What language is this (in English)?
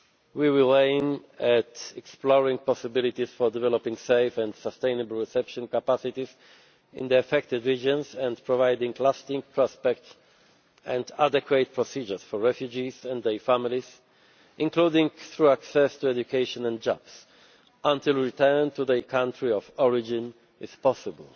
English